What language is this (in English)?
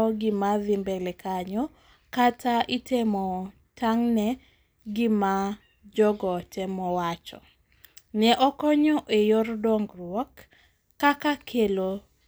Luo (Kenya and Tanzania)